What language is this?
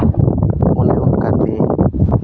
Santali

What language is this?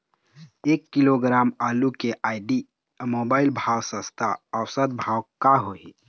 Chhattisgarhi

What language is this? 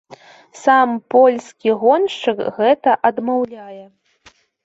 Belarusian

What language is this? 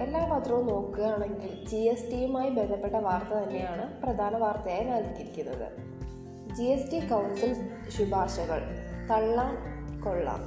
Malayalam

